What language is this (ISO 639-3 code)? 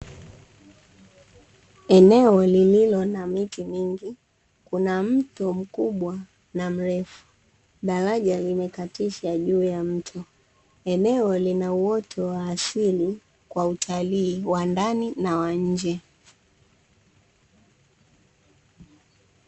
swa